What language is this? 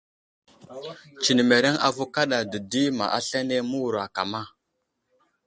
Wuzlam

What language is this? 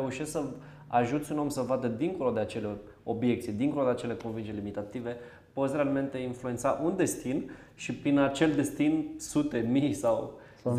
Romanian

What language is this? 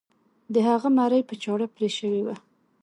Pashto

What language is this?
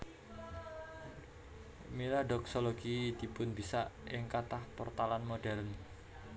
Javanese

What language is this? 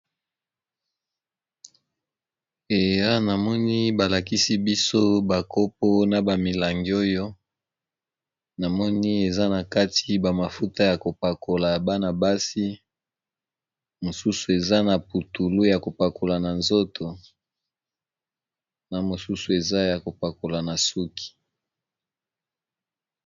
Lingala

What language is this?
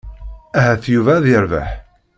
Kabyle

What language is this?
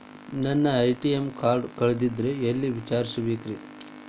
Kannada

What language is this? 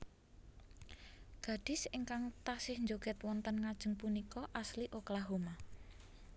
Javanese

